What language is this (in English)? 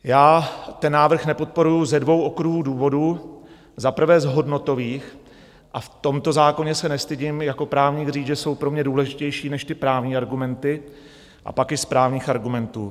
Czech